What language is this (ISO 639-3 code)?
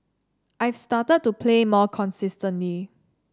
eng